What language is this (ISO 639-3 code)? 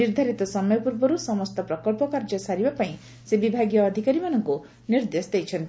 ori